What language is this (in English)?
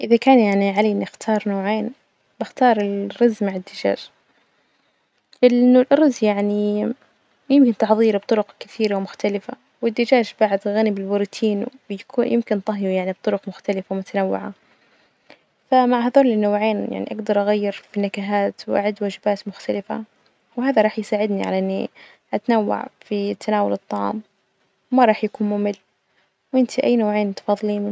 Najdi Arabic